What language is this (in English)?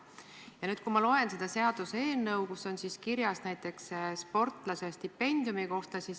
Estonian